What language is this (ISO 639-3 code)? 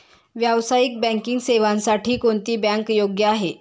mar